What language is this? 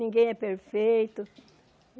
Portuguese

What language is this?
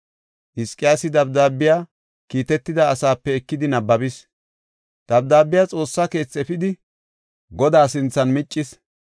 Gofa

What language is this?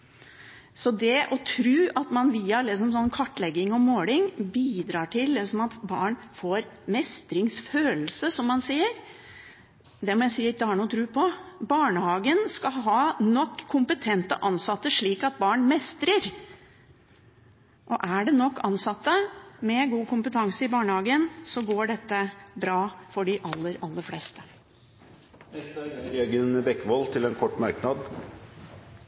Norwegian Bokmål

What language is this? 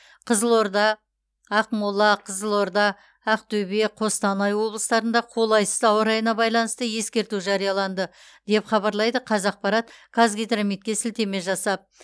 Kazakh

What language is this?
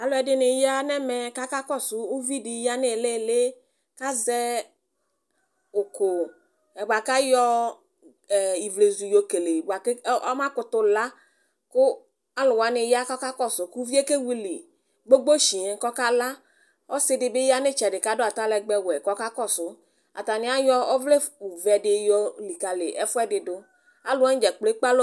Ikposo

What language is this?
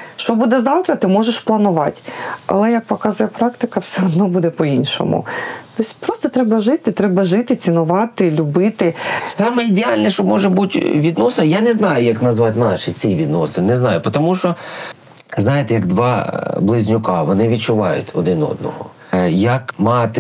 Ukrainian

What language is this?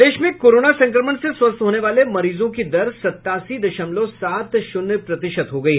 Hindi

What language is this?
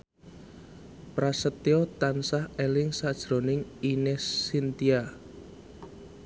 Javanese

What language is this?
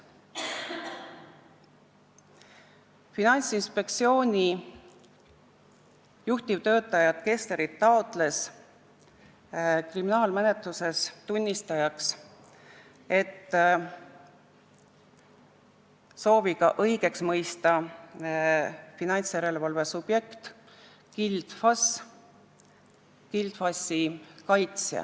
Estonian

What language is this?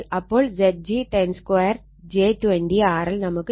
Malayalam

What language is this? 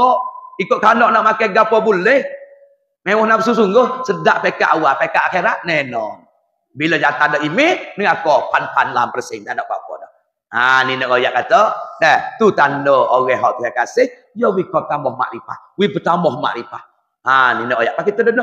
Malay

